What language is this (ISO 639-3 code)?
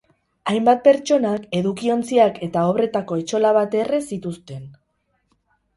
eus